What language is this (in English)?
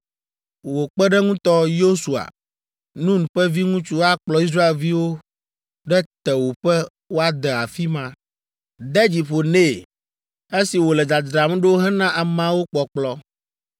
Ewe